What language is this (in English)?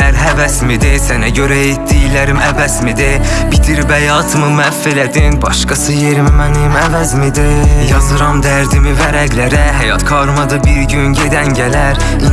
Turkish